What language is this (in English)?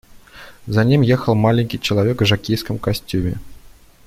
Russian